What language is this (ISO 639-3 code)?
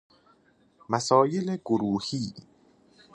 fas